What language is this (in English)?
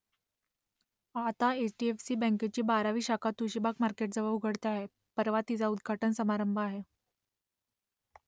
Marathi